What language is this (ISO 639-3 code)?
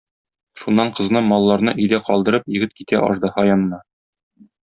tat